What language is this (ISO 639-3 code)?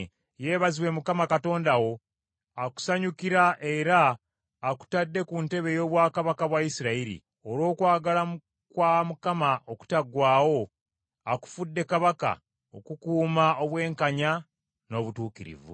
lug